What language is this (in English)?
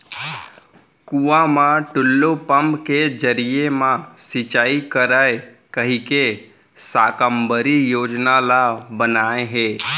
Chhattisgarhi